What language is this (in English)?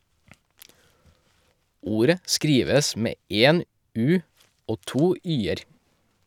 Norwegian